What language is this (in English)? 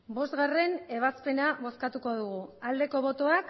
Basque